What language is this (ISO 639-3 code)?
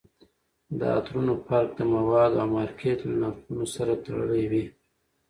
pus